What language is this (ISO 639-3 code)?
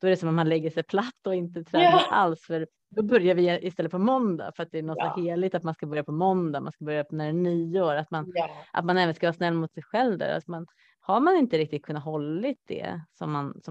swe